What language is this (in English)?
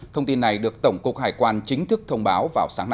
Vietnamese